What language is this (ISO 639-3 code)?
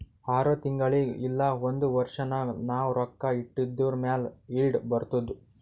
kan